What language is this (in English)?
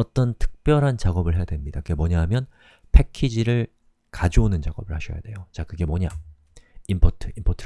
Korean